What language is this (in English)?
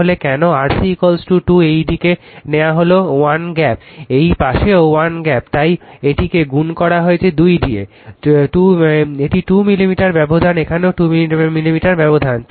Bangla